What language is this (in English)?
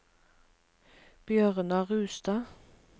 Norwegian